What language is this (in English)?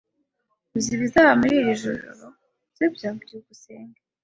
Kinyarwanda